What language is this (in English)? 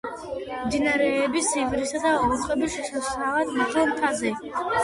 Georgian